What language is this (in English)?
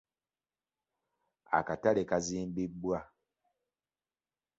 Ganda